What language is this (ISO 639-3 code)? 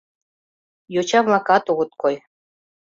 chm